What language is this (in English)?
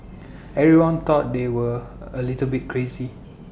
English